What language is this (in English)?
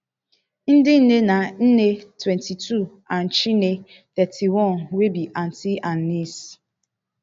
Nigerian Pidgin